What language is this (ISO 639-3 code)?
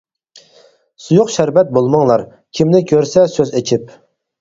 uig